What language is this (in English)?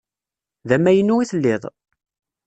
Kabyle